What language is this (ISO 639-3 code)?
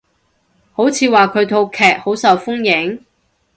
yue